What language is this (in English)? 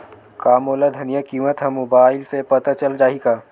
Chhattisgarhi